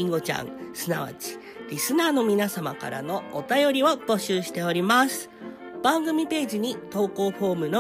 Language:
Japanese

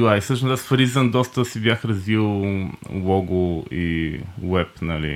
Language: Bulgarian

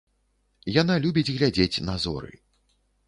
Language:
Belarusian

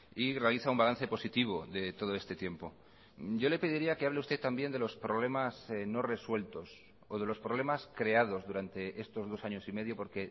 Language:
Spanish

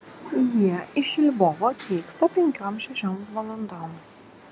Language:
Lithuanian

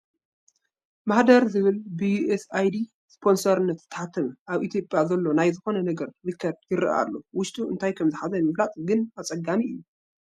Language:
Tigrinya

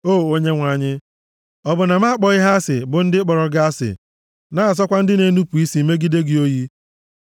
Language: Igbo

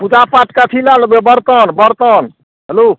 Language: Maithili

